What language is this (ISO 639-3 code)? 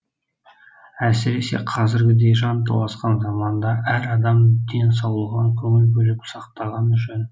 kaz